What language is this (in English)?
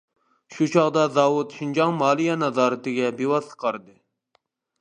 Uyghur